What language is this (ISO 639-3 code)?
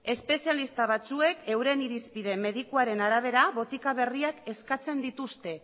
eus